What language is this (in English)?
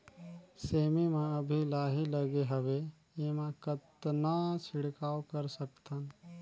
Chhattisgarhi